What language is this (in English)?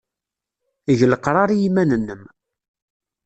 Kabyle